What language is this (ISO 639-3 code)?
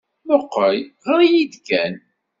kab